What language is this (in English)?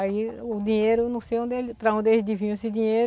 Portuguese